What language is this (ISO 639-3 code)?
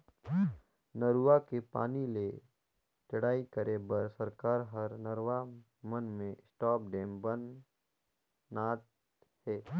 hne